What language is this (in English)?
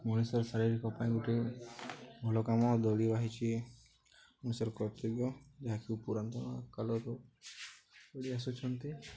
Odia